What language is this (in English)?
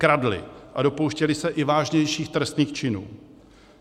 Czech